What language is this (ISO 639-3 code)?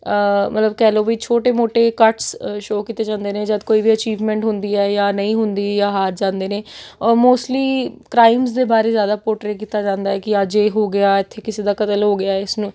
pan